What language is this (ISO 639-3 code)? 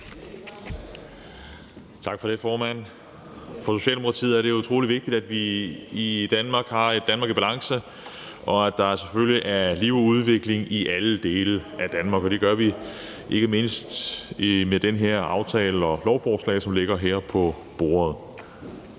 dan